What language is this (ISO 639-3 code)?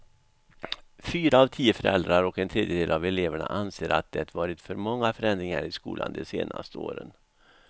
swe